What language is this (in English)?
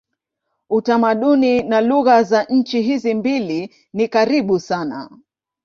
Swahili